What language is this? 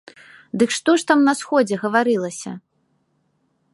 Belarusian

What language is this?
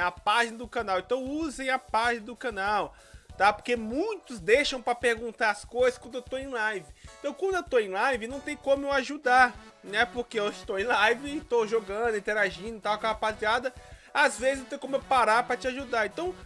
Portuguese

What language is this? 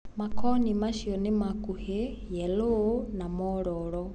Kikuyu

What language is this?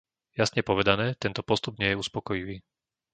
Slovak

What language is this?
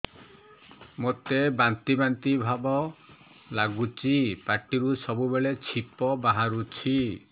Odia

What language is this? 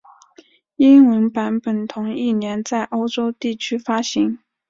Chinese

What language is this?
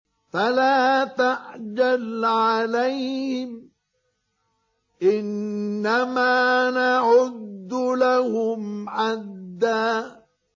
Arabic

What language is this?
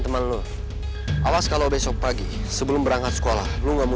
Indonesian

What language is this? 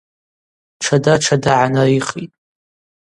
Abaza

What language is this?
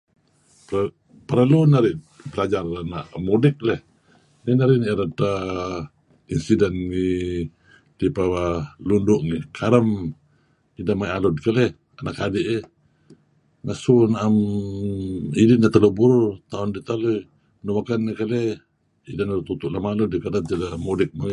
Kelabit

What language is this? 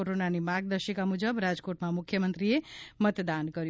Gujarati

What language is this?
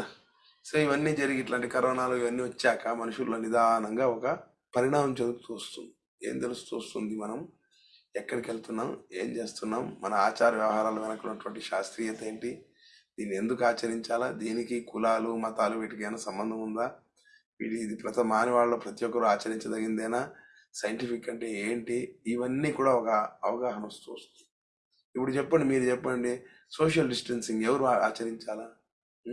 Telugu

